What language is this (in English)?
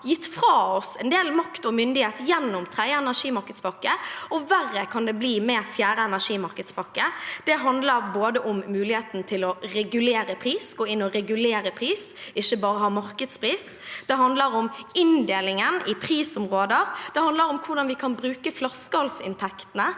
Norwegian